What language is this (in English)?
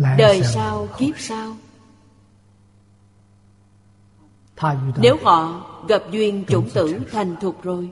Vietnamese